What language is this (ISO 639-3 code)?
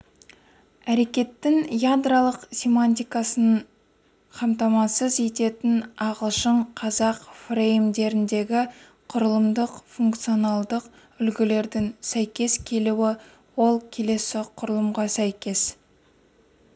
kaz